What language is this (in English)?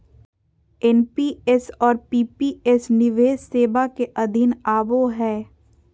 Magahi